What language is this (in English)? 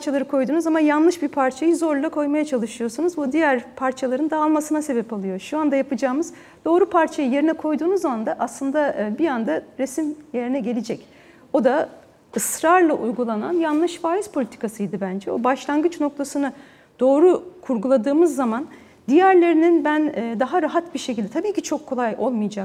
Turkish